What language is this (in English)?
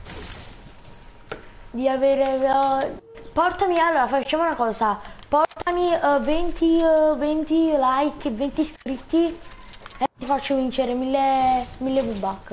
Italian